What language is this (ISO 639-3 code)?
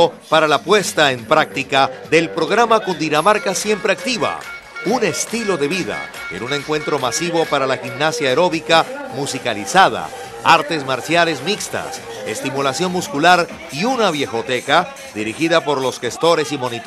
spa